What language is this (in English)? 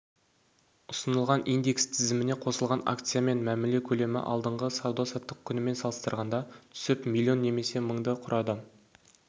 Kazakh